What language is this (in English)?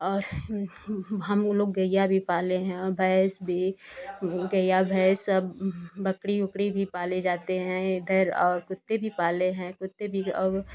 Hindi